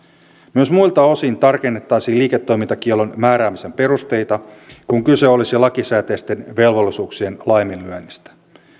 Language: Finnish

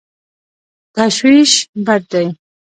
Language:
Pashto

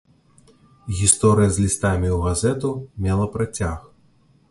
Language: Belarusian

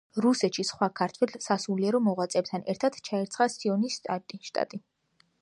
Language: Georgian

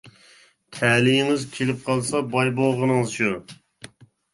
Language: Uyghur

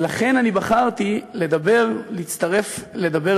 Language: Hebrew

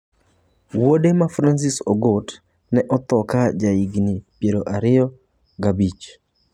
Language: Luo (Kenya and Tanzania)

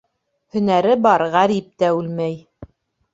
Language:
Bashkir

